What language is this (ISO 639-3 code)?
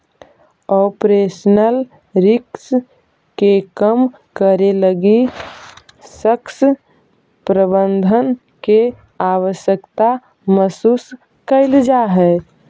mag